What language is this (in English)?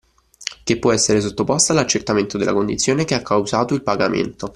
Italian